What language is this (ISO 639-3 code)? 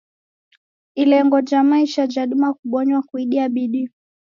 dav